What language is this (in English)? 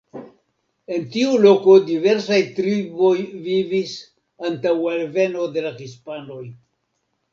Esperanto